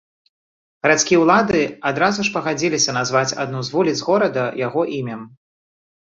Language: Belarusian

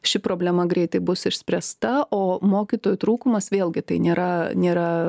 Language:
Lithuanian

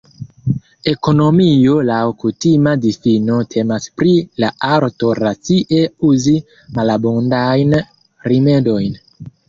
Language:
Esperanto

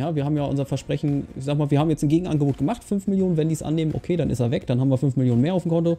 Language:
German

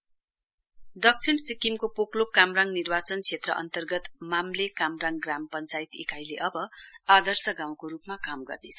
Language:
Nepali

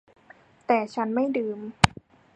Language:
Thai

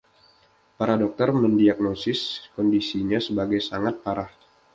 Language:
Indonesian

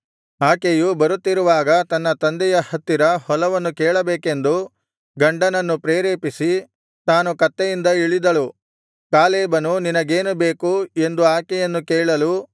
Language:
Kannada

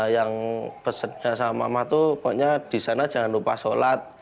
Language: Indonesian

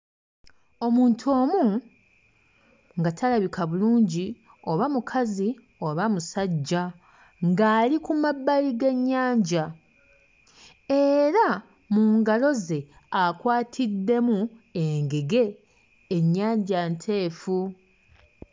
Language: Ganda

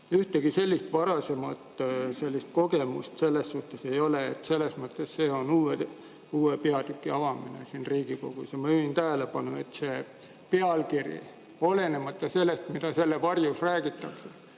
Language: Estonian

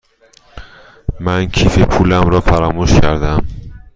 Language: Persian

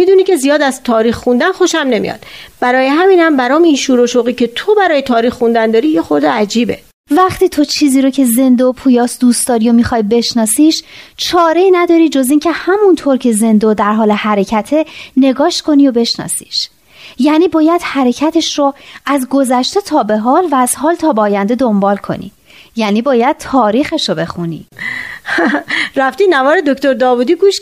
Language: Persian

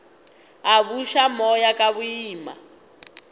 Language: Northern Sotho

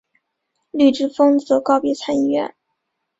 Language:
Chinese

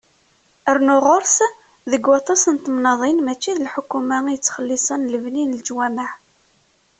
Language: Kabyle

